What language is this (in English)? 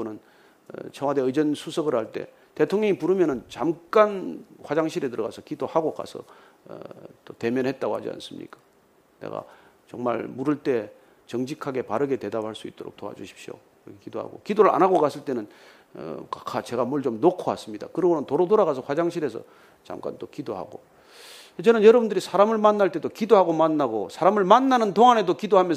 Korean